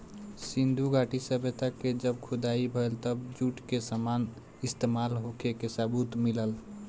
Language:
Bhojpuri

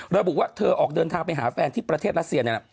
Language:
Thai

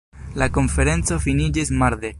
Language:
Esperanto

